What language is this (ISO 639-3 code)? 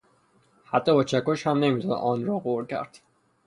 fas